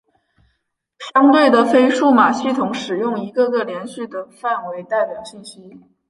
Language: Chinese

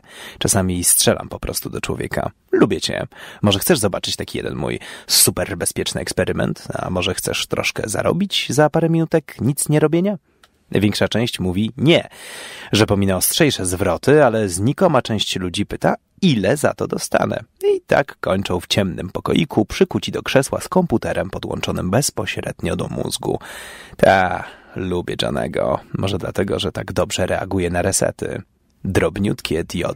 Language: Polish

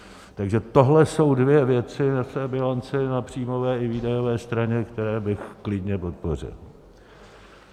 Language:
Czech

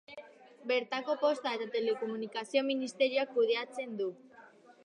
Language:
Basque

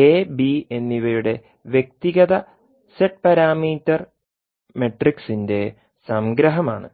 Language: Malayalam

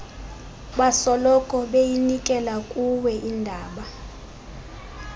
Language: Xhosa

